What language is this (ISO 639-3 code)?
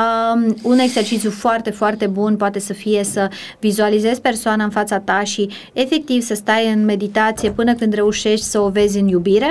ron